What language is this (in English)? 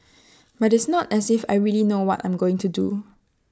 English